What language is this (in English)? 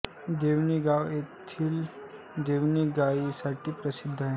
Marathi